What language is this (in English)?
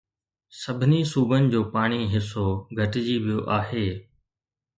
Sindhi